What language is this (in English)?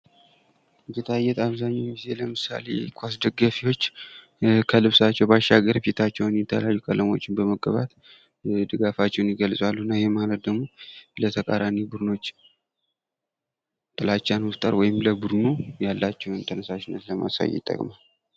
Amharic